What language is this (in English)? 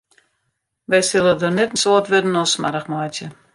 Western Frisian